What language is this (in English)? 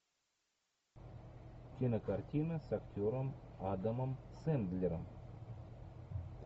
Russian